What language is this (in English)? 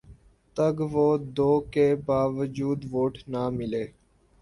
Urdu